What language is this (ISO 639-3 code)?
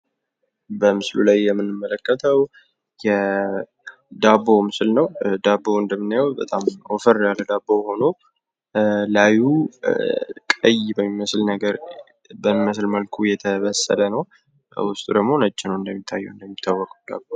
amh